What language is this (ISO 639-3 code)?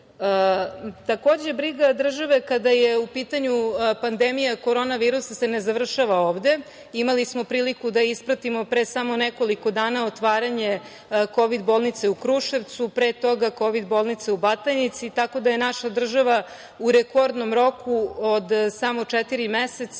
srp